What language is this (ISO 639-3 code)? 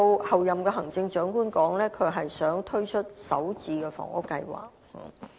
yue